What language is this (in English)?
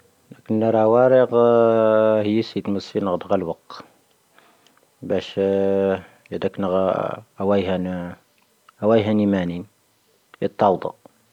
Tahaggart Tamahaq